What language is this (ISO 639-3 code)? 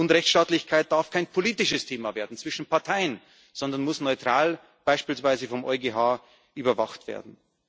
deu